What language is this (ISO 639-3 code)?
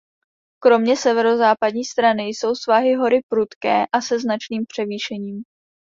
ces